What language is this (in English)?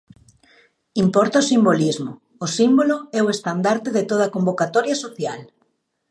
Galician